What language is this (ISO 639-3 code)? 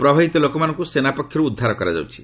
ori